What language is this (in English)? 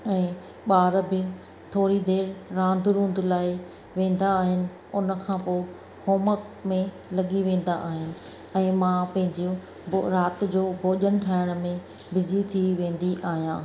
Sindhi